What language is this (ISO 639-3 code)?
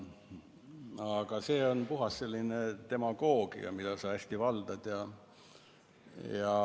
est